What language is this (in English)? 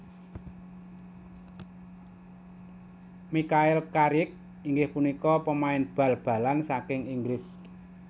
Javanese